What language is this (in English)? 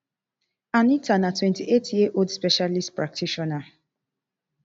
Nigerian Pidgin